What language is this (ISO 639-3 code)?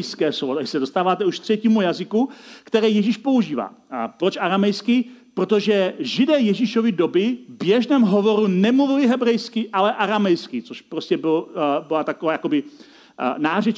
ces